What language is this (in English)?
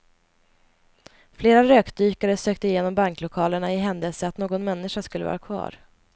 Swedish